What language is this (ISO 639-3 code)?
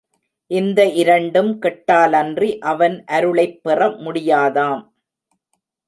tam